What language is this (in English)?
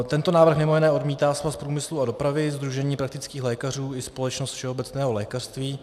Czech